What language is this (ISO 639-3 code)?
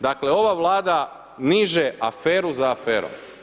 hrv